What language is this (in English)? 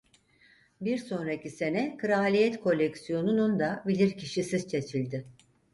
Turkish